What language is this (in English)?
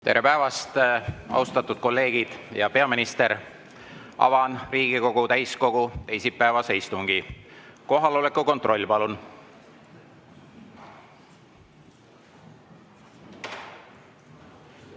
Estonian